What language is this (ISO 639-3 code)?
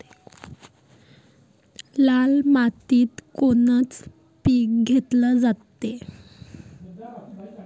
mar